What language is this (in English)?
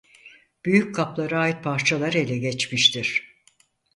Turkish